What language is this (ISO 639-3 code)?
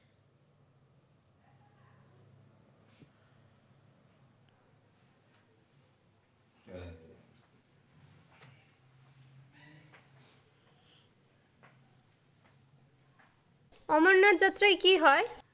ben